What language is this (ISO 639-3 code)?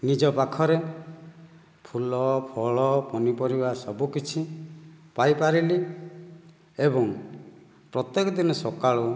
ori